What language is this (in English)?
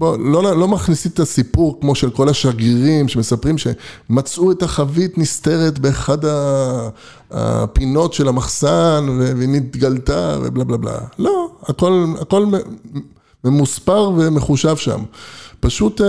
Hebrew